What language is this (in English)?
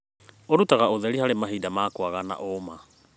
Kikuyu